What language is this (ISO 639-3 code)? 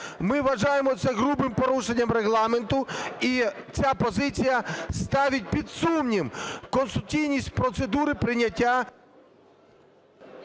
ukr